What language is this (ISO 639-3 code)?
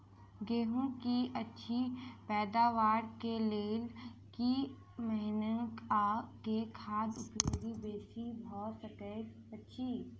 mai